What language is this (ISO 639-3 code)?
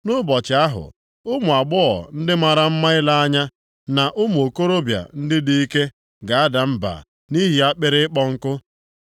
ibo